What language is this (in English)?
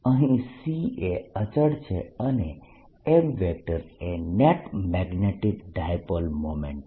Gujarati